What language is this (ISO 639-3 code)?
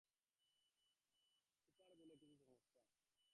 ben